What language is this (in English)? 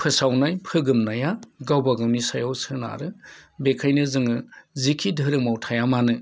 Bodo